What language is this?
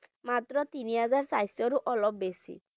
Bangla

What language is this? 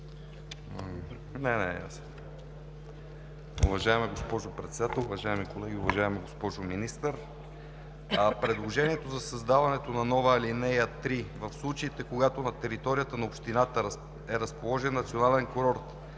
Bulgarian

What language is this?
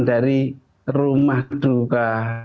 Indonesian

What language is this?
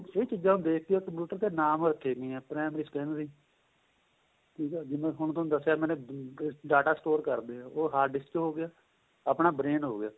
Punjabi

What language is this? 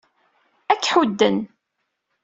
Kabyle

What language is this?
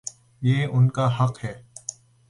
Urdu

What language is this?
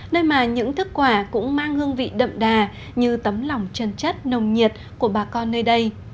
Vietnamese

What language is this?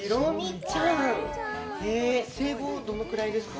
Japanese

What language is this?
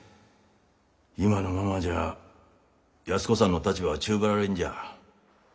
Japanese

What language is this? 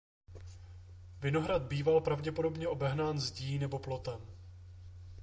Czech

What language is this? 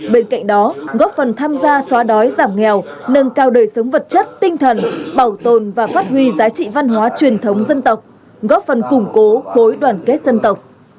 Vietnamese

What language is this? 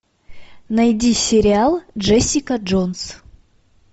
Russian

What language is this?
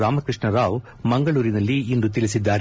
Kannada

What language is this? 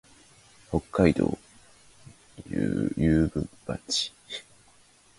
Japanese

